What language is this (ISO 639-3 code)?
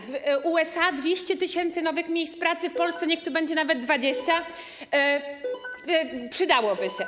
pol